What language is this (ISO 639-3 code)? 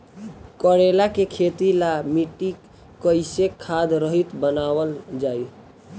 bho